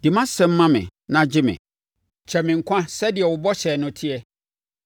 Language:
Akan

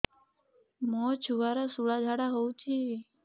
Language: Odia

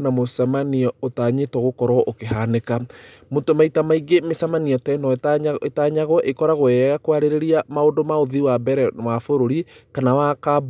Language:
Kikuyu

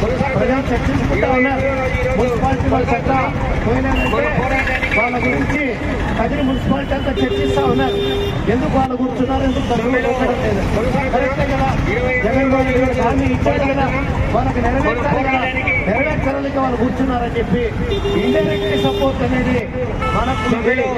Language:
Telugu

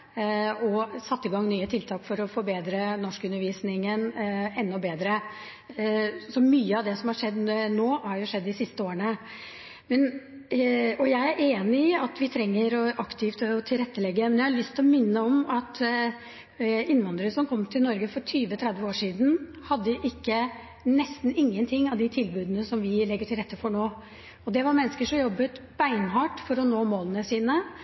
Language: Norwegian Bokmål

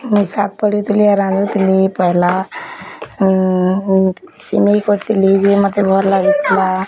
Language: Odia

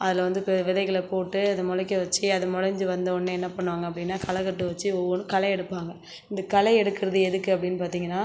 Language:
Tamil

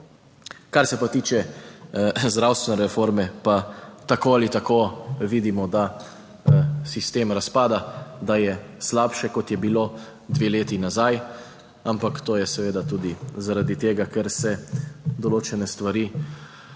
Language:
Slovenian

